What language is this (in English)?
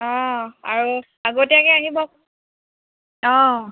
Assamese